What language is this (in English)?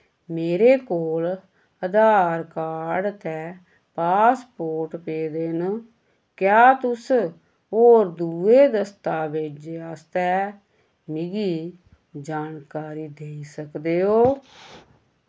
Dogri